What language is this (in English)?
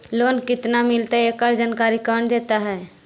Magahi